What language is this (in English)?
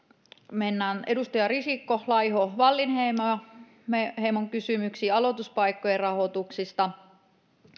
Finnish